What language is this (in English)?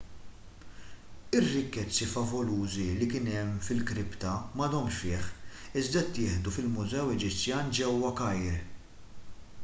Maltese